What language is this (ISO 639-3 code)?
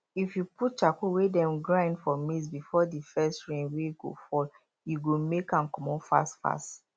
pcm